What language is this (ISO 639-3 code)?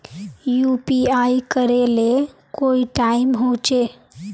mag